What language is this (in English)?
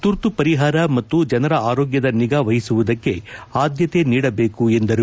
Kannada